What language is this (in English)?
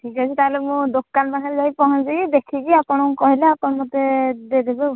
Odia